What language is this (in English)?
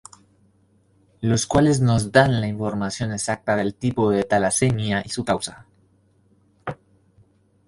Spanish